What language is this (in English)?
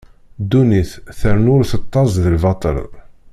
Kabyle